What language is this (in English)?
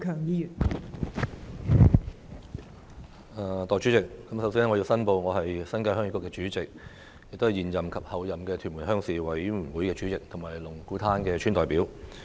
Cantonese